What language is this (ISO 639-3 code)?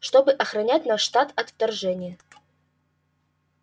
rus